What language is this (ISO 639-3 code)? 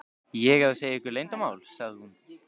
isl